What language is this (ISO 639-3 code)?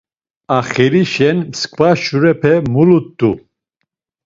lzz